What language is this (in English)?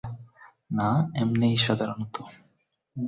Bangla